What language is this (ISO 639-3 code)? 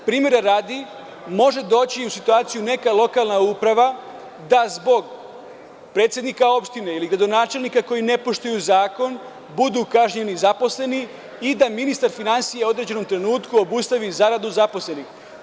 srp